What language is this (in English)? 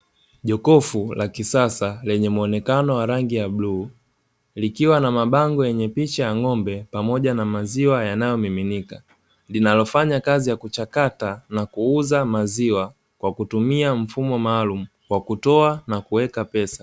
Swahili